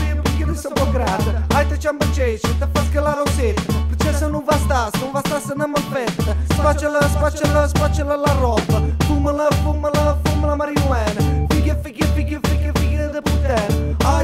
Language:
Italian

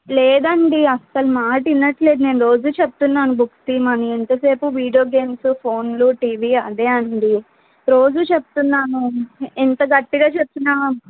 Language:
Telugu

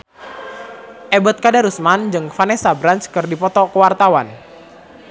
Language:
Sundanese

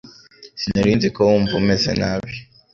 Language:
Kinyarwanda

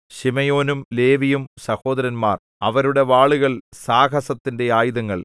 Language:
Malayalam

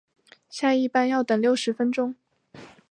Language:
Chinese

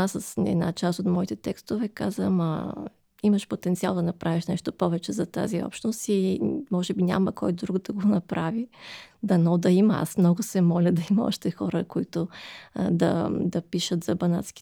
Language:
Bulgarian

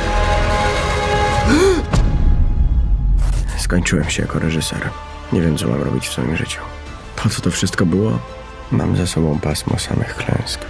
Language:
Polish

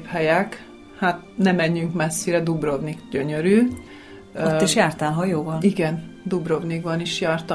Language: Hungarian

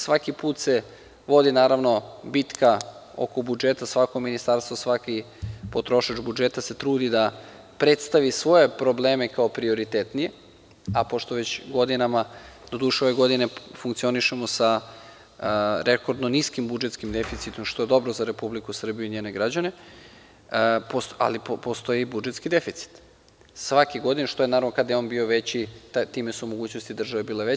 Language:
Serbian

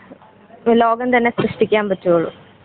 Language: Malayalam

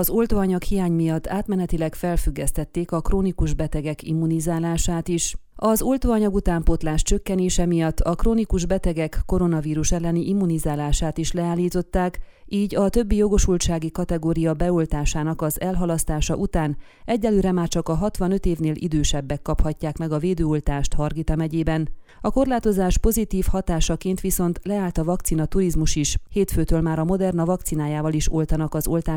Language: Hungarian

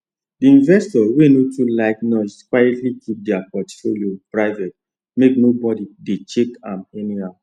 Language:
Nigerian Pidgin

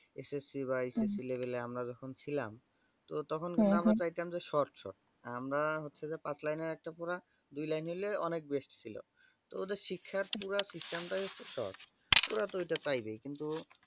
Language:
Bangla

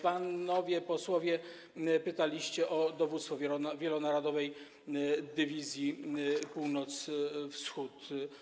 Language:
Polish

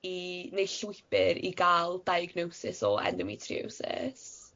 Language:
Welsh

